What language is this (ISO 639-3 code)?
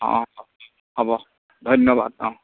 asm